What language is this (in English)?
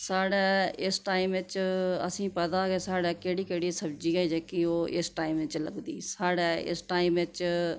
Dogri